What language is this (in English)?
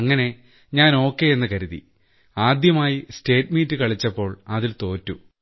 Malayalam